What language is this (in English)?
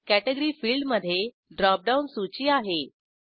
Marathi